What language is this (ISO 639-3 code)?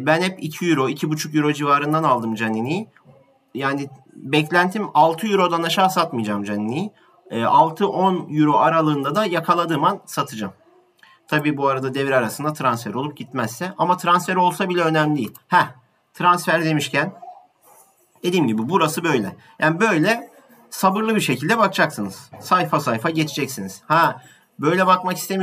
tur